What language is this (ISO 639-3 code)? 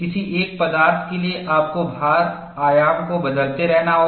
hin